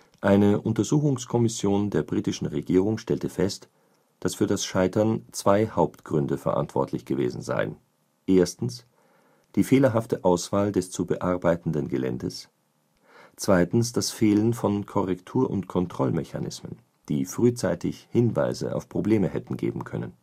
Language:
German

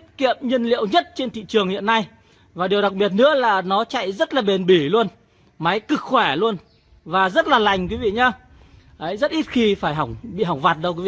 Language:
Vietnamese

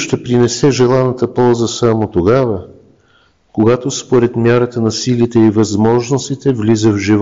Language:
Bulgarian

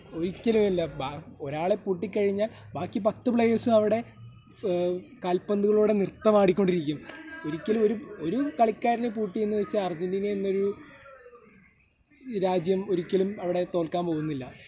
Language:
Malayalam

